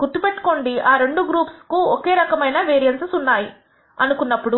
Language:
Telugu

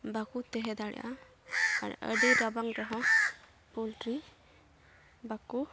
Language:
Santali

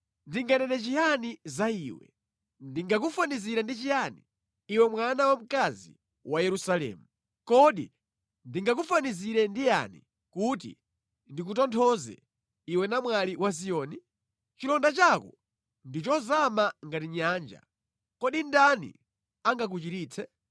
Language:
Nyanja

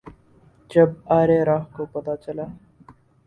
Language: Urdu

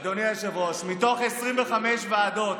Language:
Hebrew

